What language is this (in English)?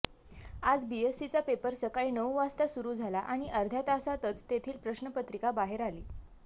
Marathi